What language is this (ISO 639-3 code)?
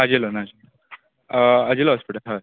kok